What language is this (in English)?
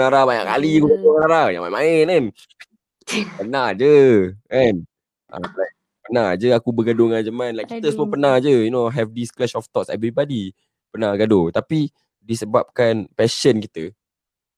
Malay